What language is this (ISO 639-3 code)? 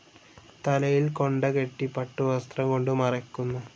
mal